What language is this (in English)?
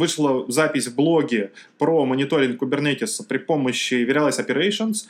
Russian